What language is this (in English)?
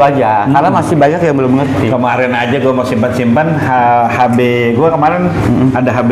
Indonesian